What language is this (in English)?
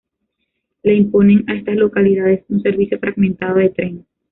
Spanish